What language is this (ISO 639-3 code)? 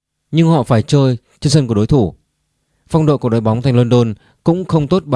vie